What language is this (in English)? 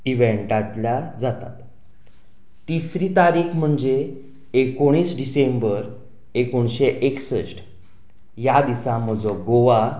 Konkani